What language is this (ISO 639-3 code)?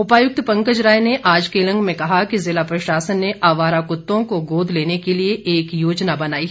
hin